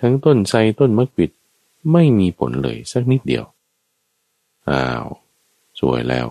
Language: Thai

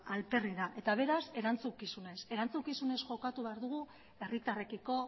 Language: Basque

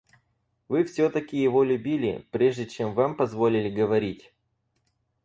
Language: Russian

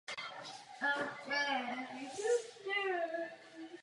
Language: Czech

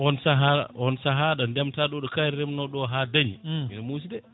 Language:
Fula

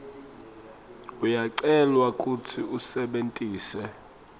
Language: Swati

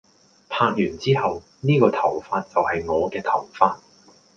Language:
Cantonese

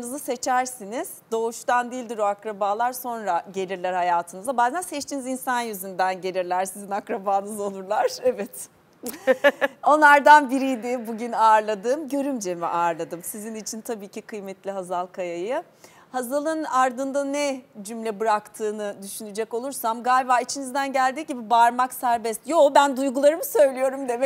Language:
Turkish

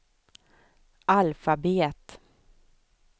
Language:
Swedish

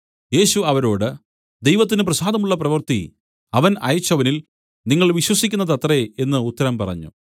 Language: Malayalam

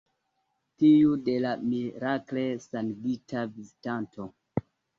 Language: Esperanto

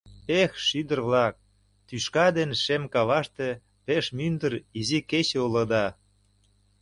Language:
Mari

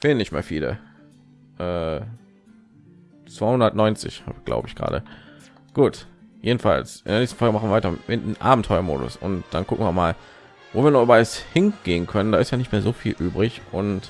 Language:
German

